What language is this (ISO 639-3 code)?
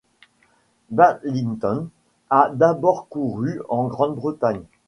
fra